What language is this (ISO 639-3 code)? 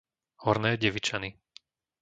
slk